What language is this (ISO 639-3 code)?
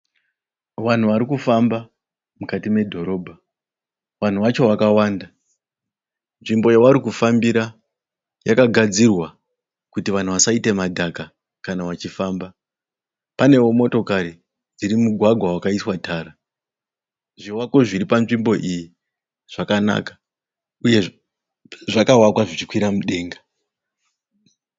sna